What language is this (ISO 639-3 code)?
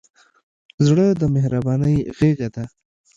pus